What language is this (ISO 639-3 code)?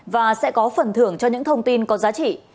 vie